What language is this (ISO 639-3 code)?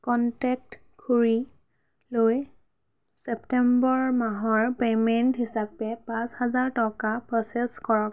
asm